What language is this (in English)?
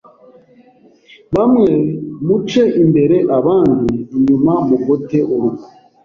Kinyarwanda